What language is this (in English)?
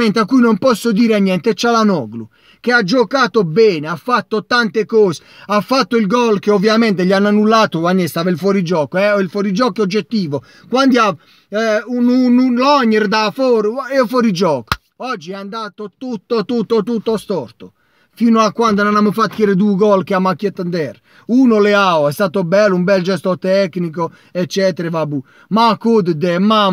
Italian